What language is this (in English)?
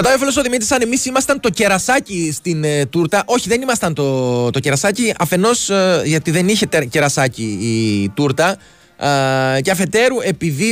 Greek